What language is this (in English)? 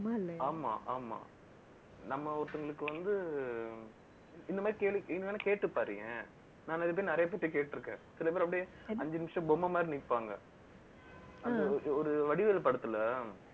Tamil